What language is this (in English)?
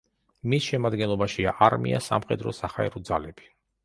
Georgian